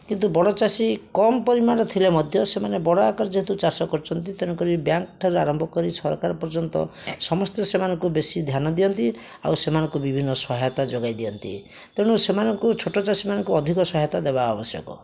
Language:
Odia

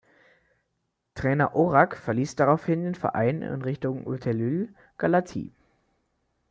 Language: German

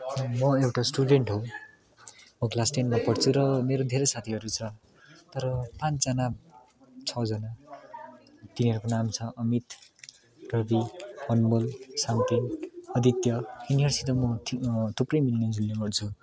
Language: Nepali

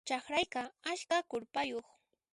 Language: Puno Quechua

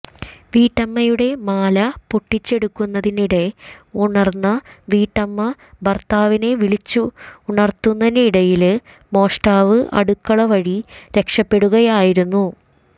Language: Malayalam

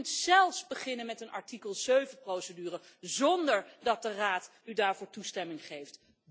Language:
Dutch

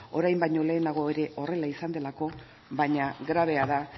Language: Basque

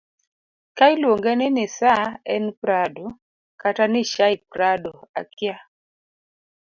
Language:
Luo (Kenya and Tanzania)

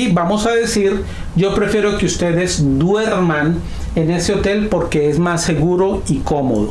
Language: Spanish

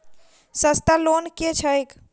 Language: Maithili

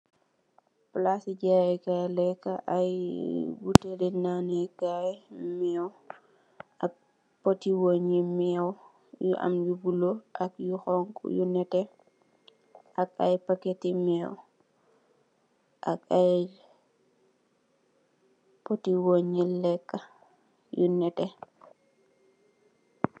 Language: Wolof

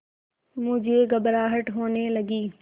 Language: Hindi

